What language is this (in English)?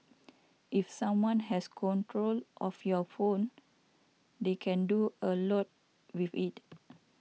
English